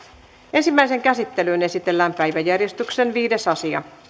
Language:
Finnish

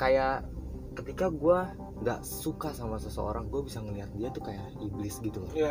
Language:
Indonesian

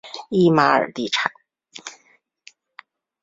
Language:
Chinese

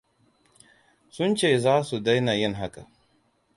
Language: Hausa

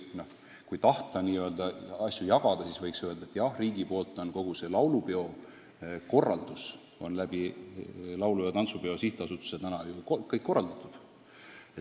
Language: Estonian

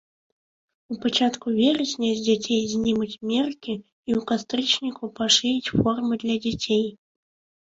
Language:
Belarusian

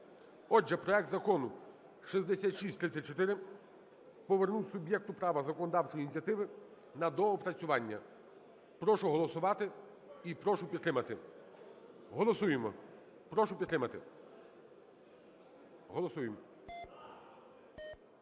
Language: Ukrainian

